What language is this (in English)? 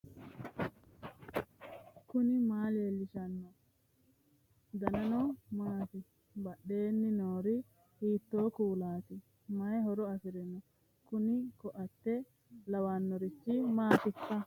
Sidamo